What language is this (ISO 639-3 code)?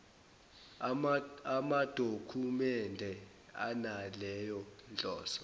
zul